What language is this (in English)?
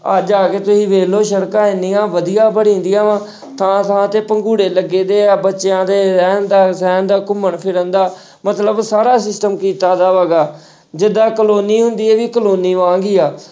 Punjabi